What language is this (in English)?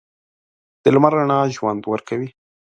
Pashto